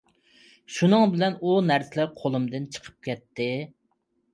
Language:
Uyghur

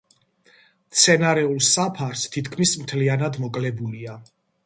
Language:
Georgian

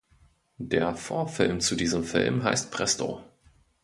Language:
German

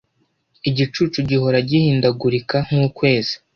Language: Kinyarwanda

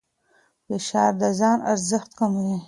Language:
Pashto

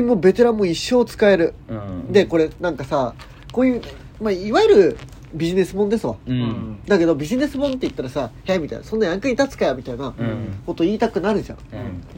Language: Japanese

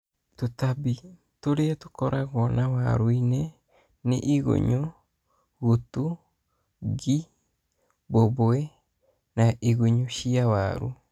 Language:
Kikuyu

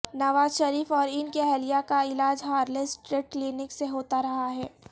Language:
Urdu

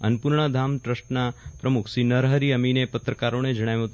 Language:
Gujarati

